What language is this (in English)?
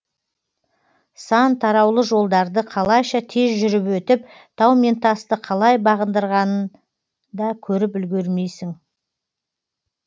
Kazakh